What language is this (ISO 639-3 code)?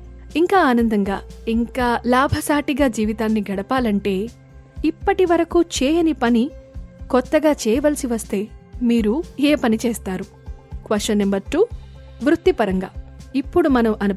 tel